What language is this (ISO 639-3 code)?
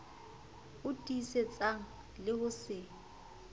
sot